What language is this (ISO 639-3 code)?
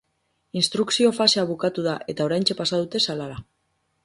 eus